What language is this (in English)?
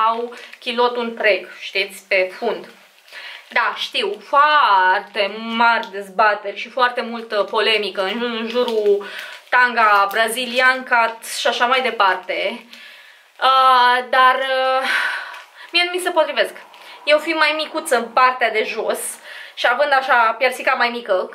Romanian